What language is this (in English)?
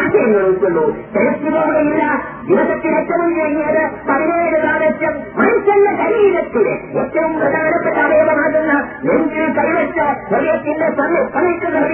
Malayalam